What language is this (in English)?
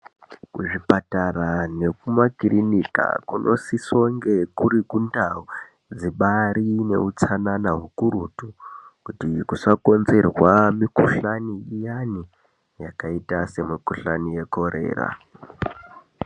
Ndau